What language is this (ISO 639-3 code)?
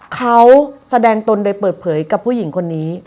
tha